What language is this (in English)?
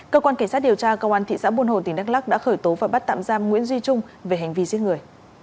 Vietnamese